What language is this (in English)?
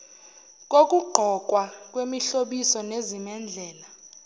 Zulu